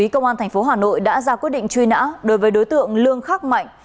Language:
Vietnamese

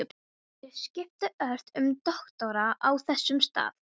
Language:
Icelandic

